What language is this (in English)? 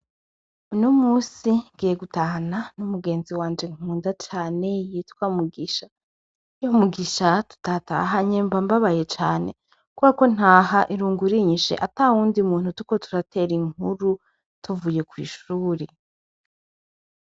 Rundi